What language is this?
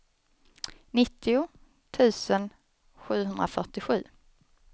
Swedish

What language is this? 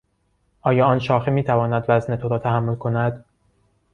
Persian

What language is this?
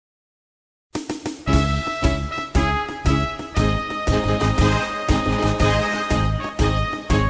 Vietnamese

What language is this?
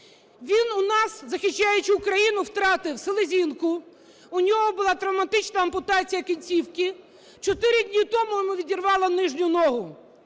Ukrainian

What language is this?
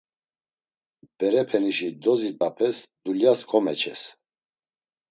Laz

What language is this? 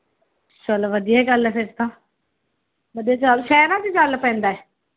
Punjabi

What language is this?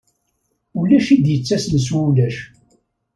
Kabyle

